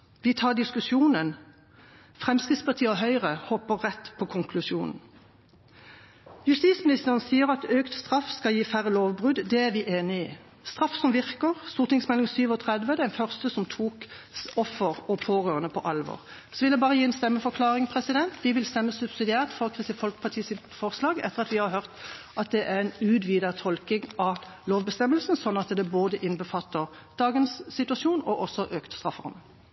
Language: Norwegian Bokmål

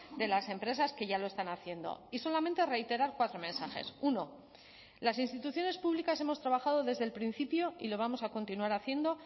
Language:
Spanish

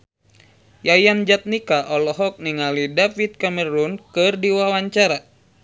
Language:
Sundanese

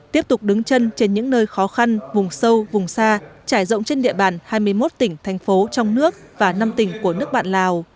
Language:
Vietnamese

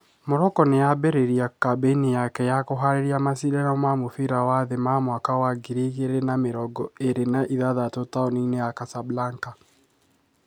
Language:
Kikuyu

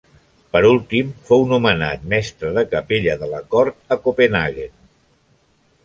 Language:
Catalan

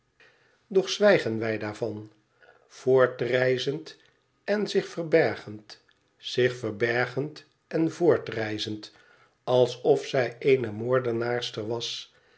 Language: Dutch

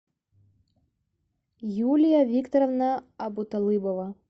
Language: Russian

